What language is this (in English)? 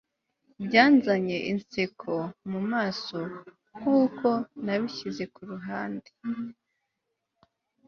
Kinyarwanda